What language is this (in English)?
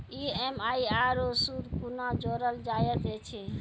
Maithili